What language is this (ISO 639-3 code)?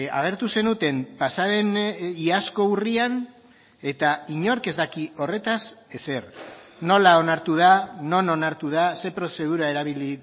eus